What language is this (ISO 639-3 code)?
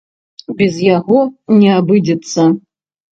bel